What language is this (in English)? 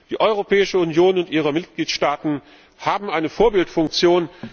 German